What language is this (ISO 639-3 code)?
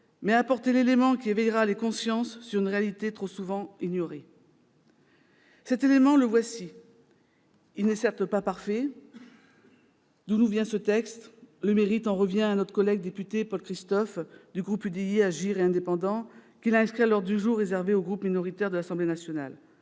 fra